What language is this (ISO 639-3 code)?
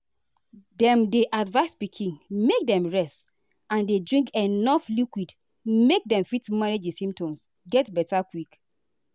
pcm